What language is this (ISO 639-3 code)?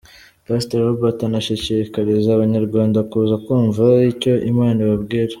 kin